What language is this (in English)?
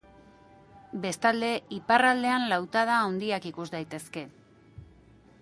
Basque